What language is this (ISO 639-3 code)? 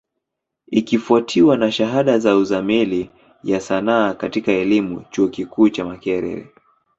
swa